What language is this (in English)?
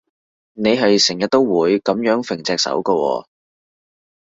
Cantonese